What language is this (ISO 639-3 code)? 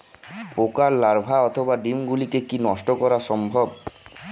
ben